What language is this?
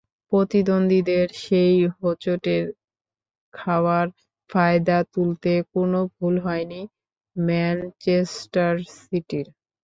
Bangla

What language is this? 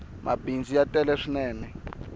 Tsonga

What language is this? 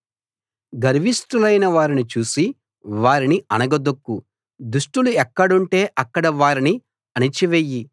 Telugu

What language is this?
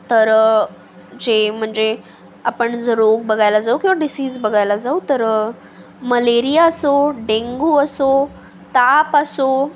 Marathi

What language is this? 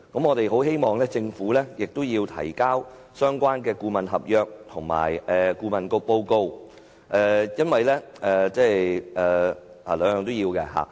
Cantonese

